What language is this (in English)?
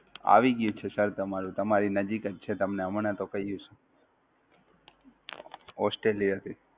Gujarati